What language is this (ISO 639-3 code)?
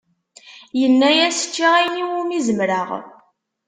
kab